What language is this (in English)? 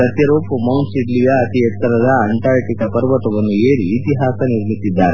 Kannada